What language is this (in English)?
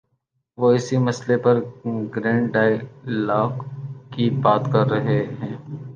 Urdu